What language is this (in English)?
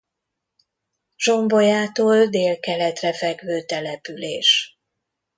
Hungarian